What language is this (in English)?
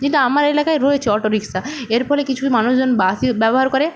Bangla